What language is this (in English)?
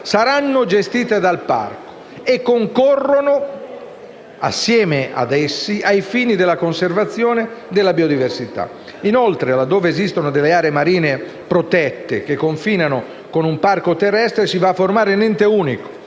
Italian